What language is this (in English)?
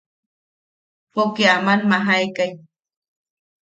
Yaqui